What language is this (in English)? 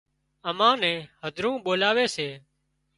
Wadiyara Koli